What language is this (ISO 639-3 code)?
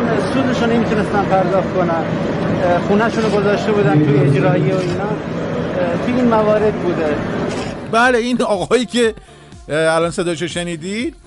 fas